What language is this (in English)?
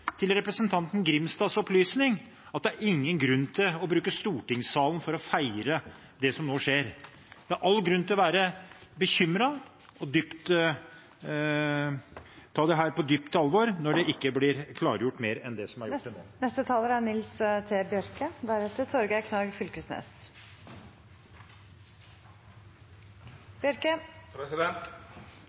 Norwegian